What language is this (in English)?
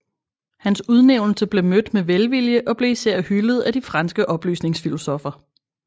Danish